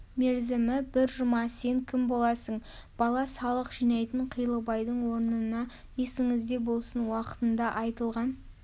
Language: Kazakh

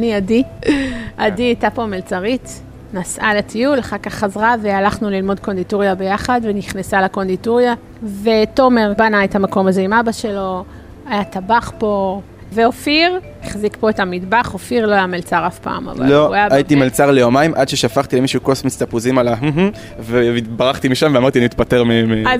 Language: Hebrew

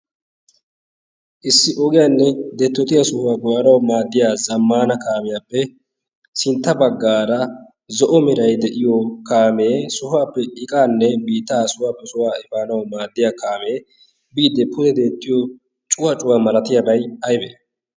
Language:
Wolaytta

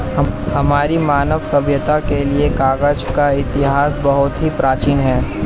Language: Hindi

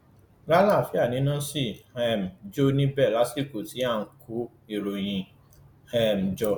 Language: Yoruba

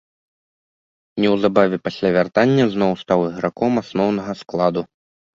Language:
Belarusian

